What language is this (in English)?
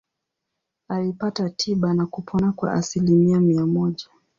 Swahili